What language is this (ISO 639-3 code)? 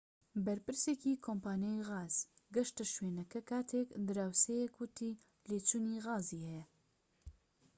ckb